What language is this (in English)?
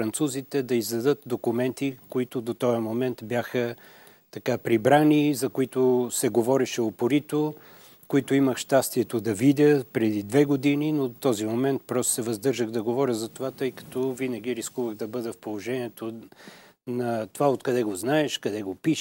Bulgarian